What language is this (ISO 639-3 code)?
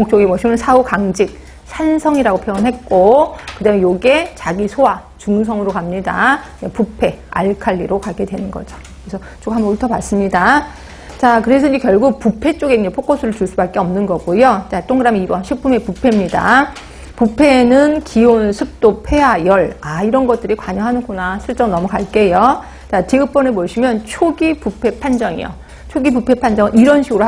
kor